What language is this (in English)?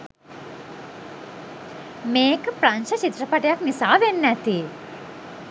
Sinhala